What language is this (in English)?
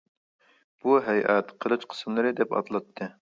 Uyghur